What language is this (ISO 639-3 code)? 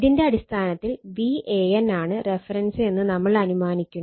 mal